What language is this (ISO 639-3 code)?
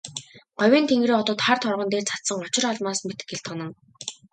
mon